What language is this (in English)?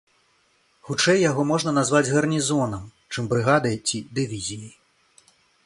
Belarusian